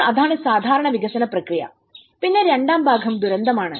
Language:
Malayalam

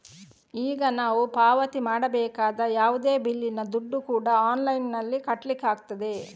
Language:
Kannada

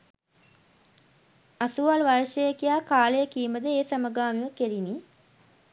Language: Sinhala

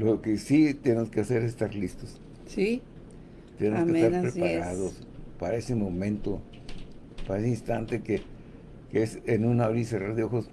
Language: Spanish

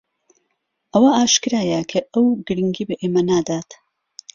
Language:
Central Kurdish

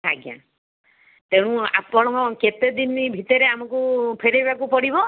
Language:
Odia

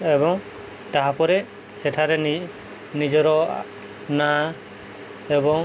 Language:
Odia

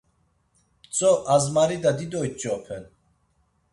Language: Laz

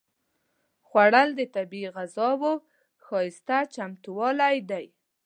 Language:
Pashto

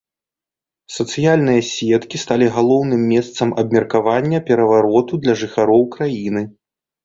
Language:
Belarusian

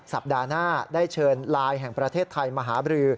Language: Thai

